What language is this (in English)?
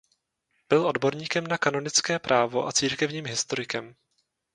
Czech